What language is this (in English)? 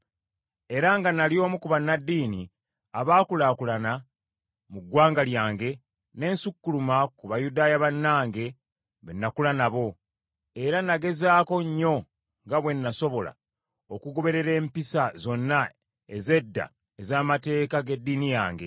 Ganda